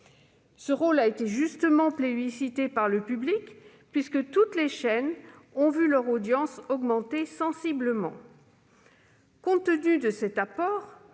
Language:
French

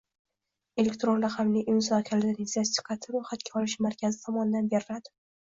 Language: Uzbek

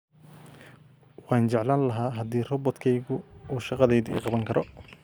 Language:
Somali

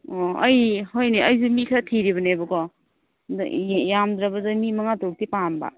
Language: Manipuri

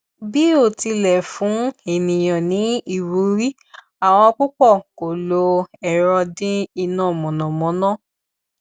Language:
Yoruba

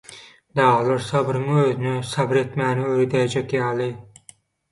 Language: Turkmen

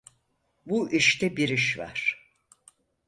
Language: Turkish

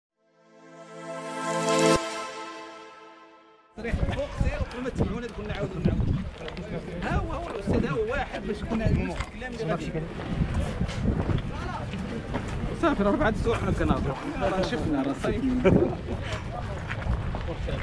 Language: Arabic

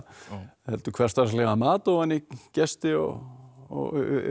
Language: Icelandic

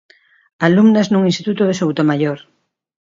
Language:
Galician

